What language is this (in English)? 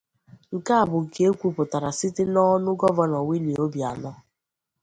Igbo